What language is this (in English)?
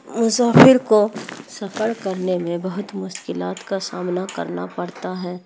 Urdu